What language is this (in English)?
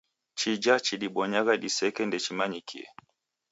Taita